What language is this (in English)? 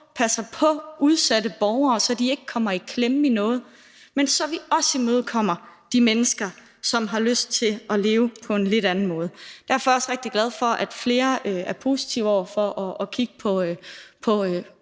Danish